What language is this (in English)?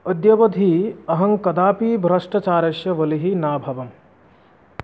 Sanskrit